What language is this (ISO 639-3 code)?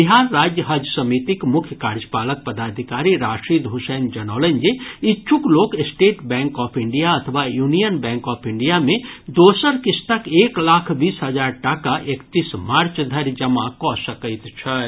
mai